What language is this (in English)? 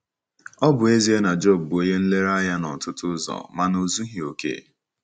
Igbo